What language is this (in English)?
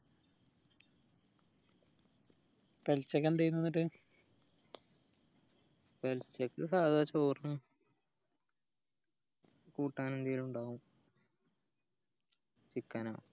Malayalam